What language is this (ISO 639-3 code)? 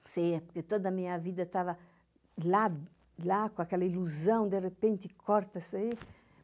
por